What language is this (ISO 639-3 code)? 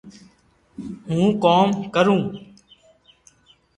lrk